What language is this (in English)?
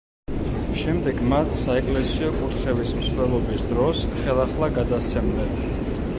Georgian